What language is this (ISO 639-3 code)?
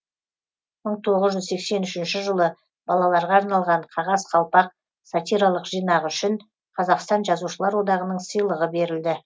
kaz